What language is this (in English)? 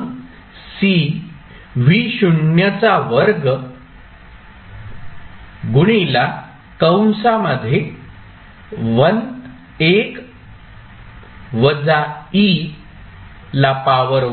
Marathi